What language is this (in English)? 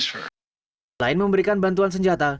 Indonesian